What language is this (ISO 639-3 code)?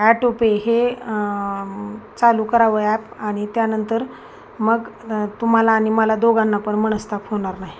mar